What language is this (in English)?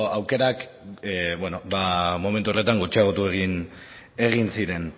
Basque